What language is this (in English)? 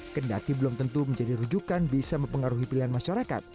Indonesian